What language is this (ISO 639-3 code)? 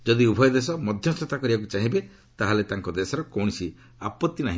ori